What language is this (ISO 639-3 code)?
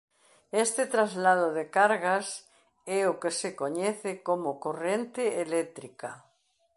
glg